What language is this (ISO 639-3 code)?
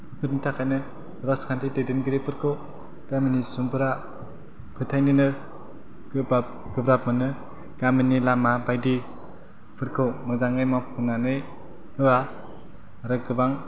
brx